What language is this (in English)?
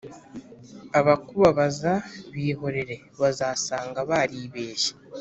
Kinyarwanda